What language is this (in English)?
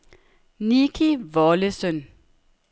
Danish